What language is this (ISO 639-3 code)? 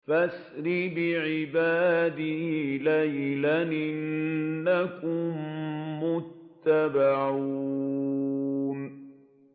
ara